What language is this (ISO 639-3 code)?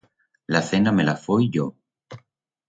arg